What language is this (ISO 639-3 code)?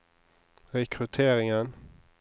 nor